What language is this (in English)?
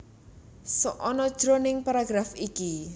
Javanese